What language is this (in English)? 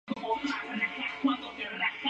Spanish